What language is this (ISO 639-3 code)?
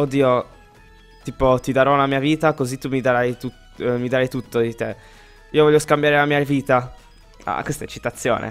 ita